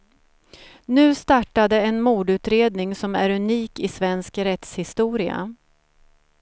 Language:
Swedish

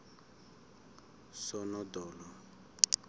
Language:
South Ndebele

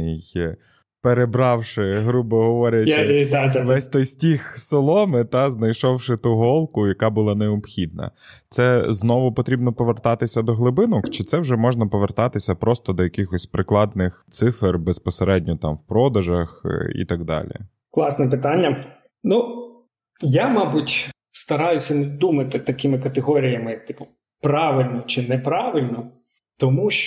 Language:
Ukrainian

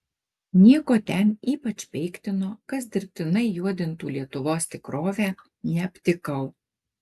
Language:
Lithuanian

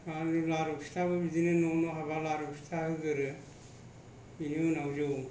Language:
Bodo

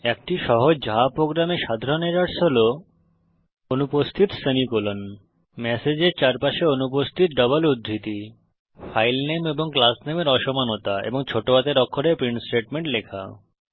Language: Bangla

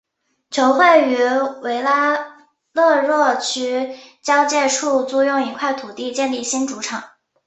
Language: Chinese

